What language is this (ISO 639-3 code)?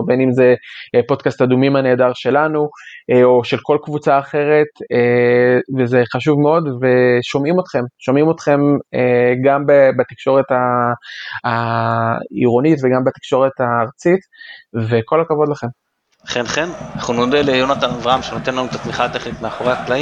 heb